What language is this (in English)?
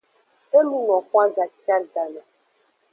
Aja (Benin)